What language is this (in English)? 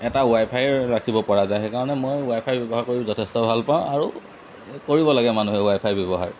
Assamese